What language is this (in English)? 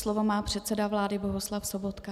Czech